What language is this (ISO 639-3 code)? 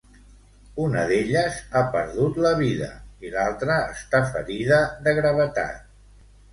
cat